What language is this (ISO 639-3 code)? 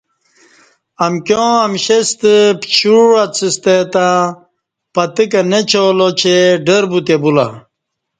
bsh